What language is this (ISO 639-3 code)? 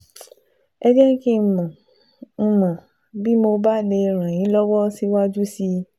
yor